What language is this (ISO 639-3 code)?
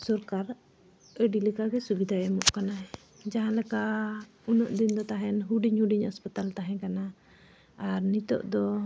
sat